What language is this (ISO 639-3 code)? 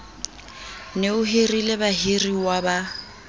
sot